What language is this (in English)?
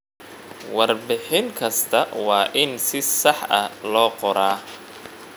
Somali